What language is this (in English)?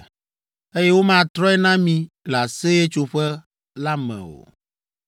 Ewe